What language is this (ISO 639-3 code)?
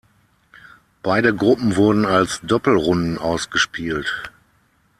deu